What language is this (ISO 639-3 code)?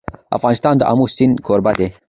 pus